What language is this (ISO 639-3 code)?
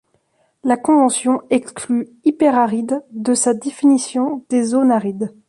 fra